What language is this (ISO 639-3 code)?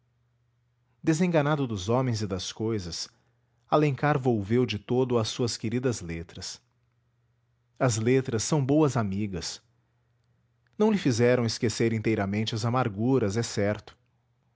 por